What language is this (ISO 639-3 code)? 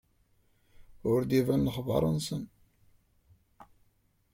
kab